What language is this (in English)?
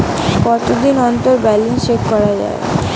Bangla